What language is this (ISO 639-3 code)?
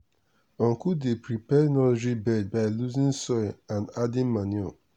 pcm